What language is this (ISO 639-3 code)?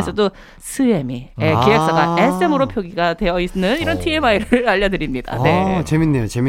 kor